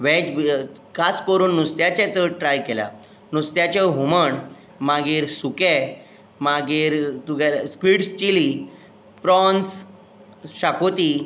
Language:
Konkani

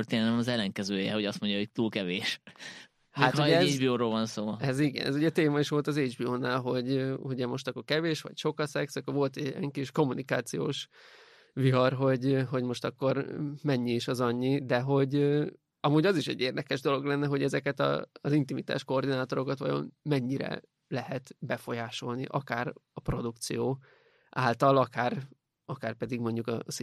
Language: Hungarian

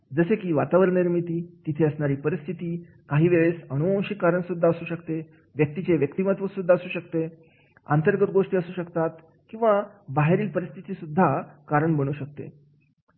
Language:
Marathi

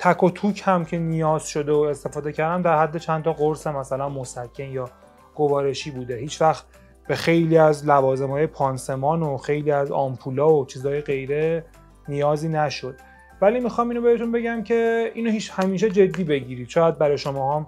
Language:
Persian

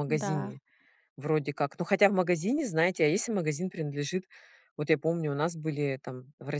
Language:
Russian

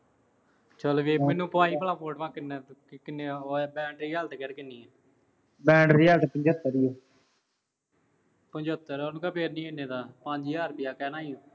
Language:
Punjabi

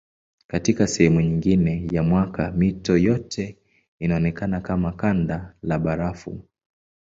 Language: Swahili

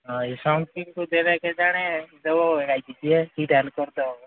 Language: Odia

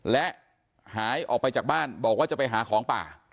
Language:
Thai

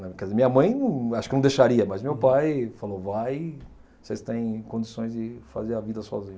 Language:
Portuguese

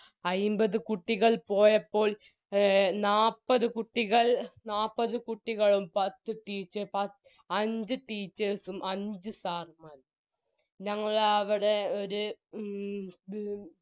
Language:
Malayalam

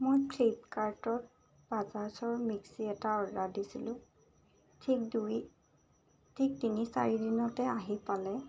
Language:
Assamese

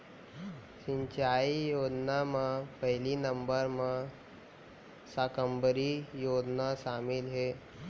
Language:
Chhattisgarhi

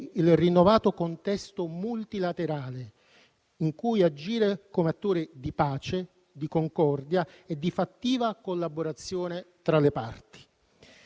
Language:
Italian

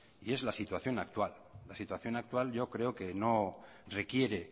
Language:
Spanish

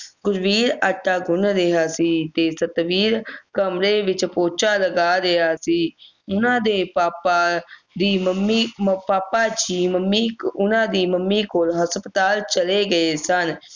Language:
Punjabi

